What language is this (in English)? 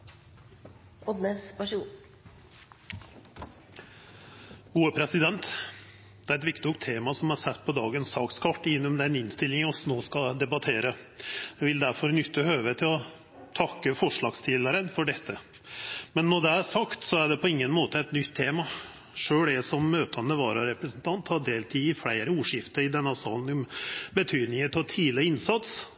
Norwegian Nynorsk